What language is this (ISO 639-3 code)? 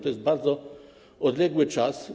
pol